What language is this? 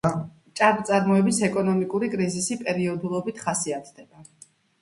Georgian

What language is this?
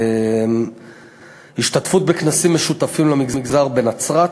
Hebrew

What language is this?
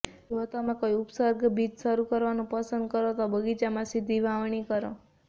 Gujarati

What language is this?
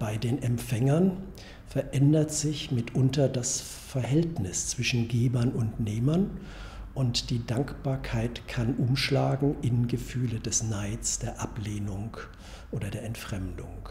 German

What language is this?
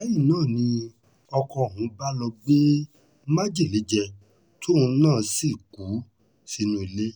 Yoruba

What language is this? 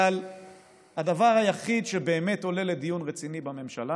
Hebrew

